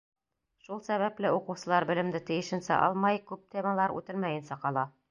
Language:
Bashkir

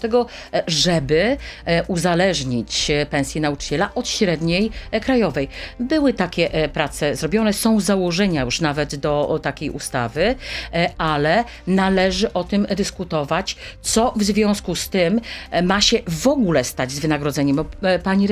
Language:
Polish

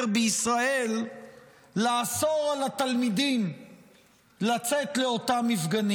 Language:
Hebrew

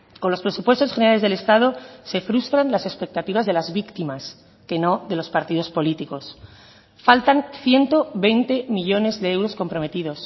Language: Spanish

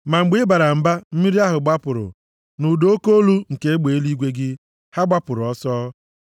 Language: Igbo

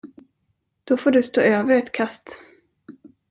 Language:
Swedish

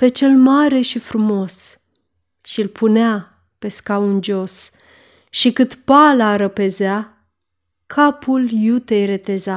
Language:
Romanian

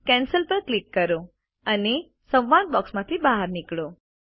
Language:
Gujarati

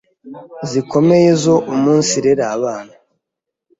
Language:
Kinyarwanda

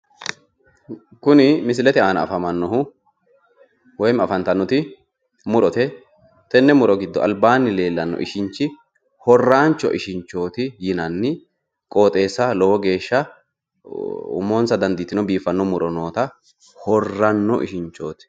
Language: Sidamo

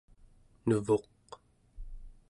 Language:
Central Yupik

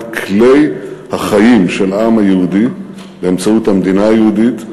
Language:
Hebrew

